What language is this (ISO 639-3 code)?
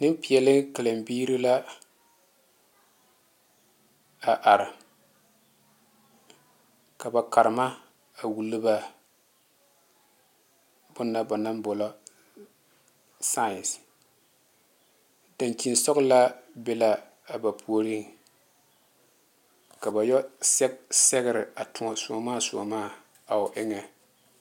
dga